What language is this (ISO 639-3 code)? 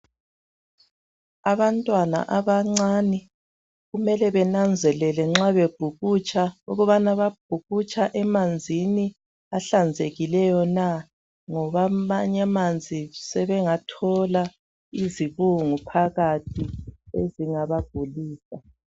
nde